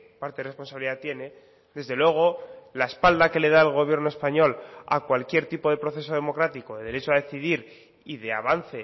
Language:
Spanish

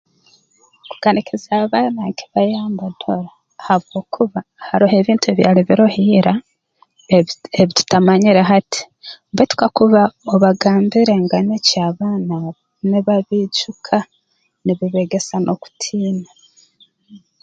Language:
Tooro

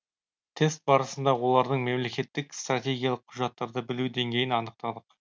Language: Kazakh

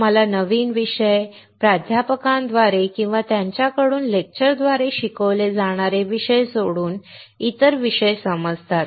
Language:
Marathi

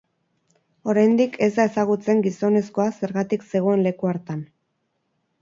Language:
Basque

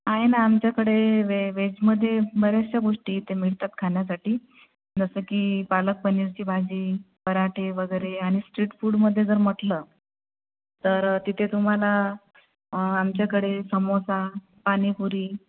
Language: Marathi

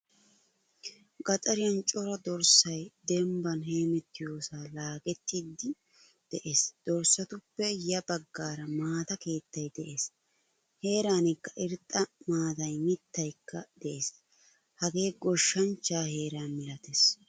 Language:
Wolaytta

